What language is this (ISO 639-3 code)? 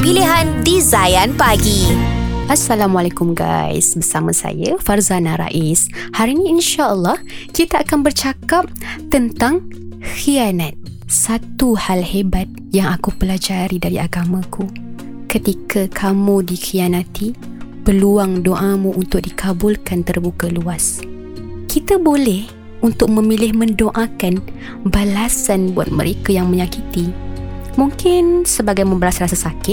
msa